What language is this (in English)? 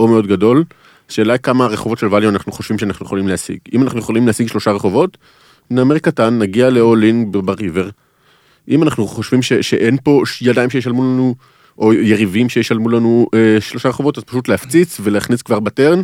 Hebrew